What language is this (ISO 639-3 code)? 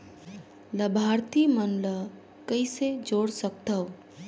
hne